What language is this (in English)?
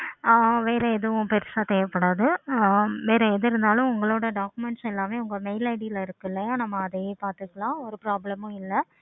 Tamil